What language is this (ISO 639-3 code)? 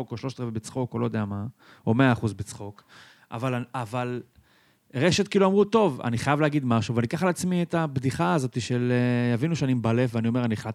heb